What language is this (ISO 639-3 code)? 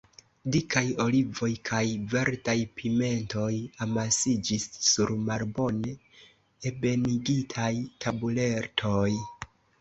epo